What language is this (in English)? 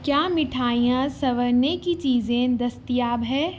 Urdu